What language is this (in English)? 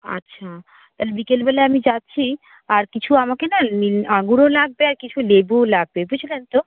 Bangla